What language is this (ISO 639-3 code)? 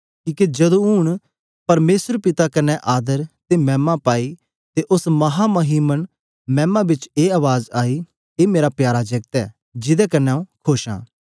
doi